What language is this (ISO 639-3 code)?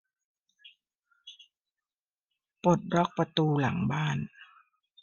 tha